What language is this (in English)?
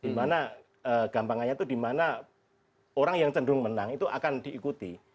Indonesian